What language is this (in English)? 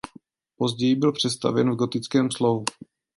Czech